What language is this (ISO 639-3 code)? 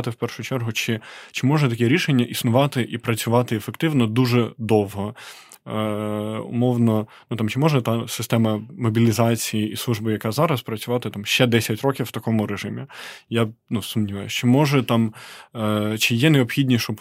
ukr